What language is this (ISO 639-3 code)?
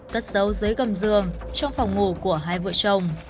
vie